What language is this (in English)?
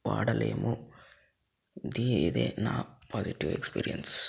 Telugu